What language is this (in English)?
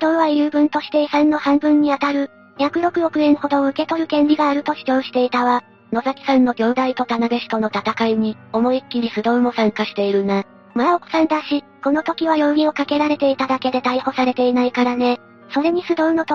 Japanese